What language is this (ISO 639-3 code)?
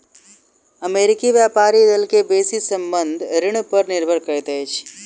mai